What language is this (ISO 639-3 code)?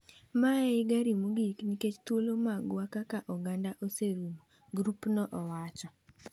luo